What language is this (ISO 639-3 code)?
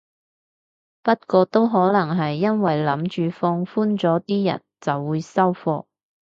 yue